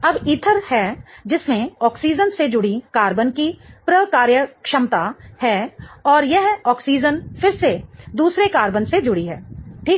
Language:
Hindi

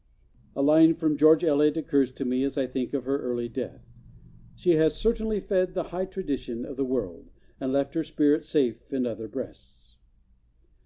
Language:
English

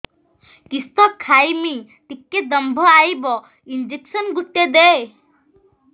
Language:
Odia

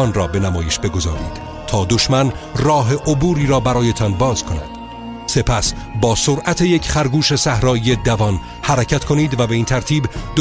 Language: Persian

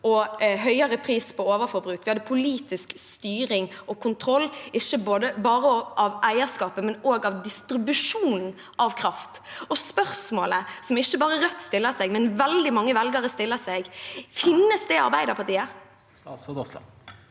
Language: Norwegian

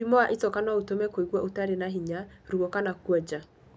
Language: Kikuyu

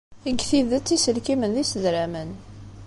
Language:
Kabyle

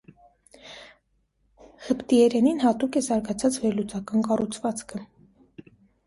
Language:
Armenian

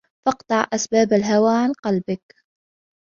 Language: Arabic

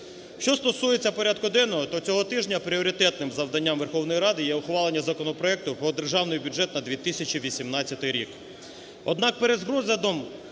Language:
Ukrainian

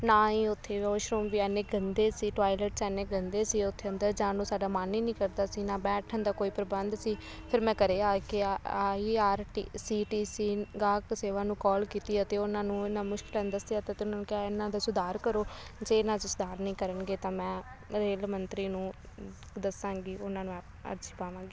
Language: Punjabi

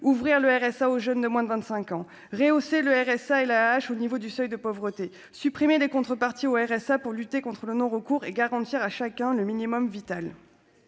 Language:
French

